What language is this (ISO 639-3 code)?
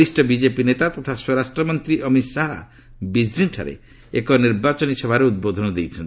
ori